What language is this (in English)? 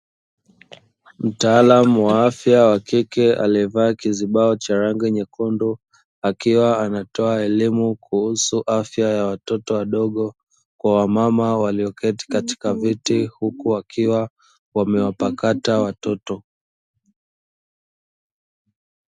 Swahili